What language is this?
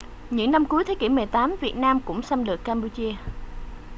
Vietnamese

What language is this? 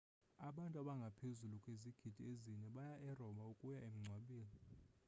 Xhosa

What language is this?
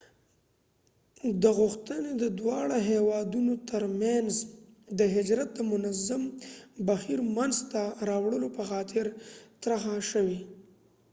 Pashto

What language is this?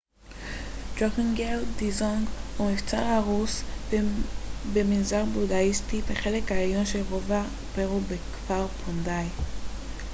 Hebrew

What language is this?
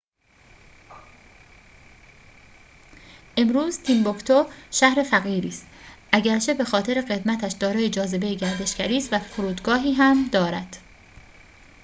Persian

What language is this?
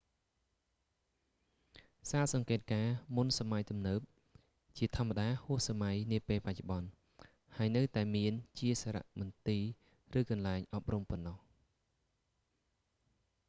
Khmer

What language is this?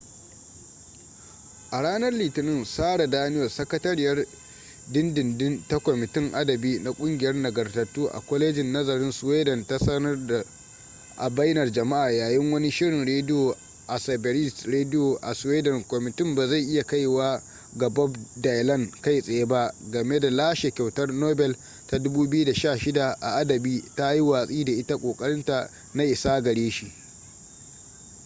Hausa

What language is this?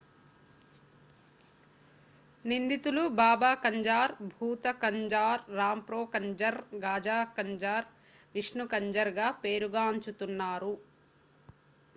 Telugu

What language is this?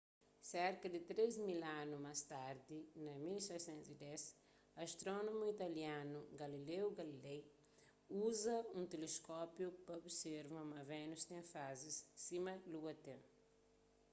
Kabuverdianu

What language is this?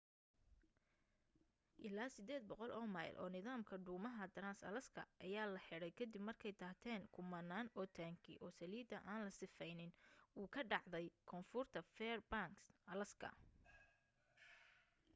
Somali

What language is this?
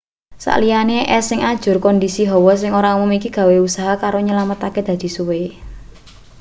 Javanese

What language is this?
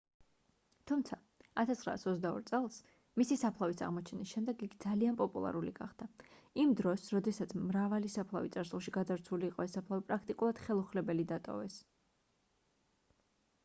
Georgian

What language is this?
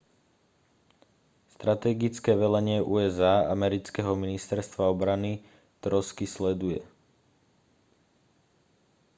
Slovak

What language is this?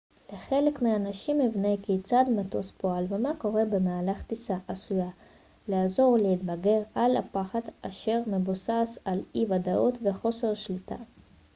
Hebrew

